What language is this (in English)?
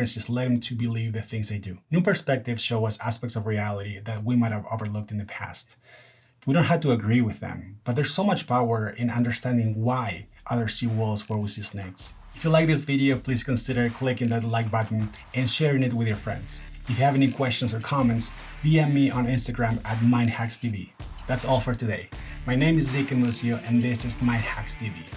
English